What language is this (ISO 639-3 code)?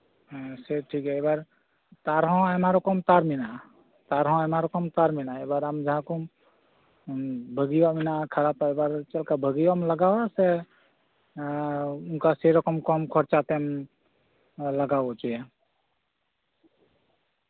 sat